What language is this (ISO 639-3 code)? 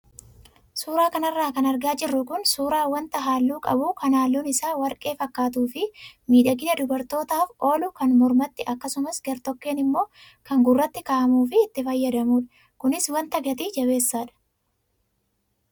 orm